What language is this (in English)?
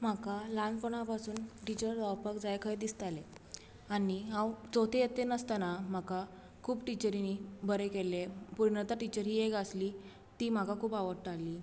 Konkani